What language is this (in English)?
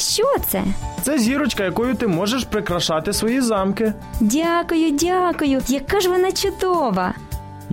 Ukrainian